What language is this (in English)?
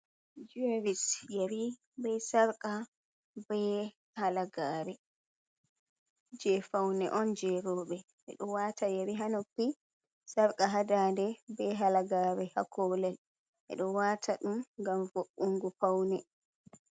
Fula